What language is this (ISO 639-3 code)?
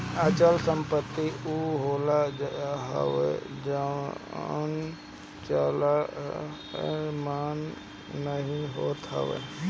bho